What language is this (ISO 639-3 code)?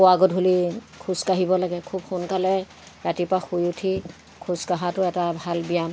asm